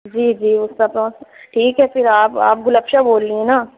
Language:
Urdu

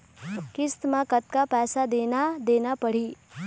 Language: Chhattisgarhi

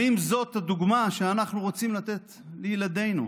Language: Hebrew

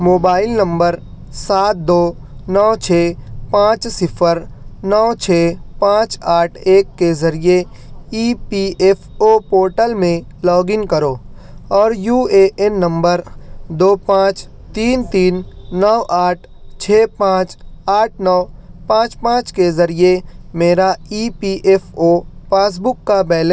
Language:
Urdu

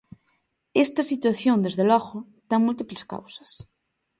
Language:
Galician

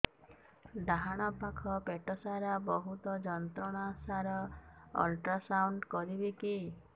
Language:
Odia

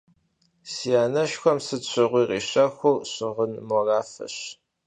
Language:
Kabardian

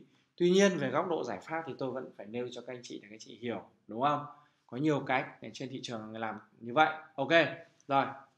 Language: Vietnamese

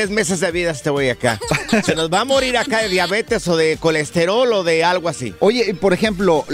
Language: Spanish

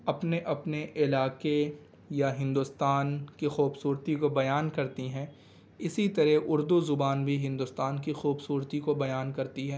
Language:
Urdu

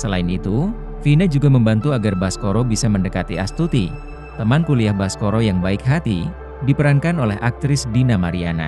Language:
Indonesian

